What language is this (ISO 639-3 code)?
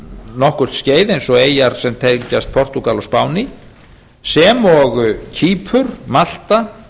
isl